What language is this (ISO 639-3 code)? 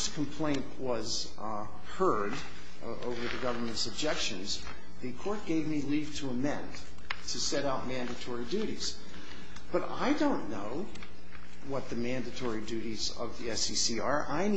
eng